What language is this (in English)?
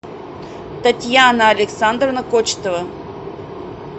Russian